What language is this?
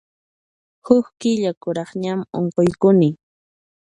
Puno Quechua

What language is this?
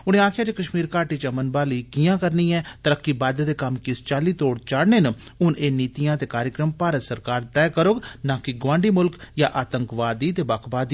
Dogri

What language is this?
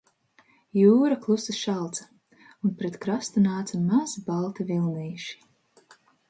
Latvian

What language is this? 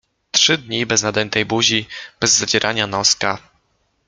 Polish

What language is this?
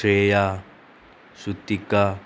Konkani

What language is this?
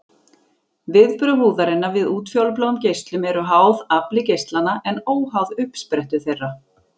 Icelandic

